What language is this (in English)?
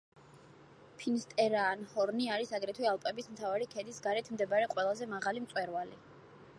Georgian